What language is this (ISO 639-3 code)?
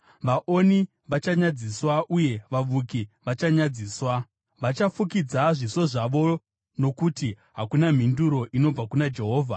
sna